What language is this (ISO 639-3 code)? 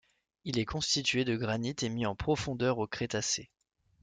fra